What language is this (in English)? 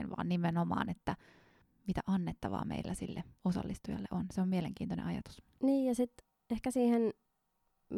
Finnish